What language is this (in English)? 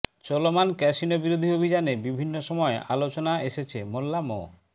Bangla